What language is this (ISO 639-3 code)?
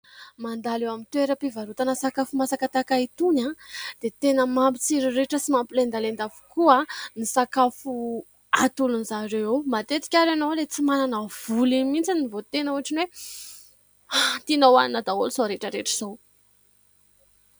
mlg